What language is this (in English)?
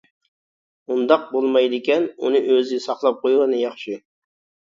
Uyghur